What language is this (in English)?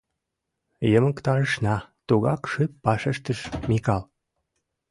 Mari